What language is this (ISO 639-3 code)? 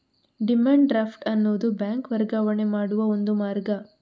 kan